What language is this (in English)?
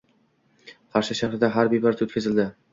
Uzbek